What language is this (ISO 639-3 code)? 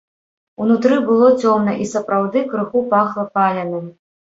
bel